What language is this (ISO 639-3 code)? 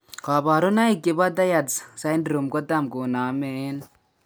kln